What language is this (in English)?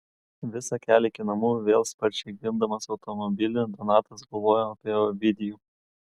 Lithuanian